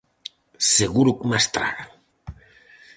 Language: Galician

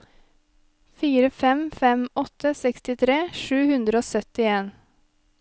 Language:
Norwegian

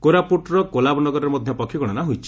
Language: Odia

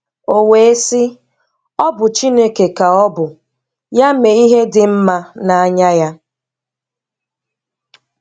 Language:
Igbo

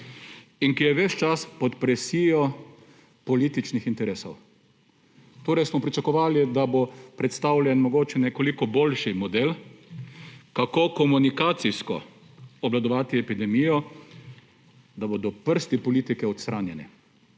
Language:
Slovenian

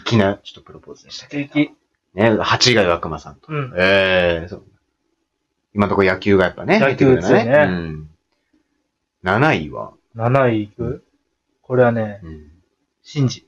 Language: Japanese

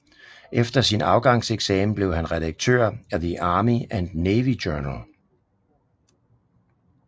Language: Danish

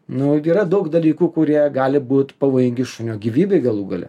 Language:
Lithuanian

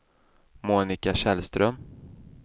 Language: Swedish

